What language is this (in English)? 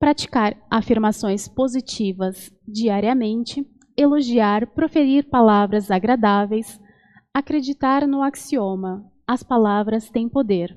Portuguese